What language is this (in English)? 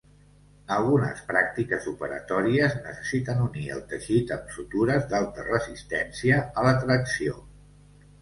Catalan